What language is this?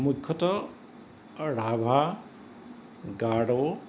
Assamese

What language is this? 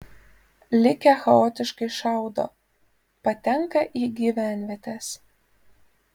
Lithuanian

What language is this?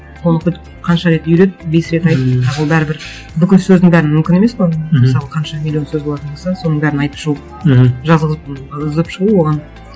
Kazakh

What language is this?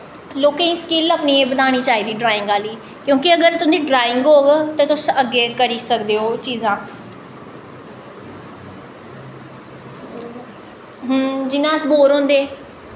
Dogri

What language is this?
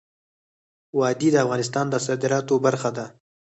Pashto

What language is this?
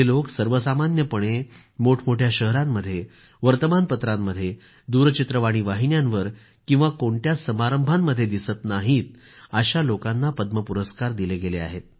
Marathi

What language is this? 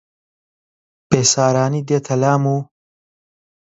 Central Kurdish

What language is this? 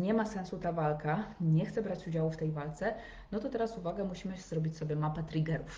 Polish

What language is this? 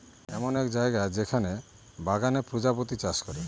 Bangla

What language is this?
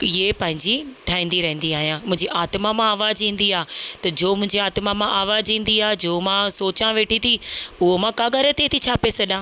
Sindhi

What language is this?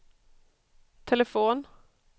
Swedish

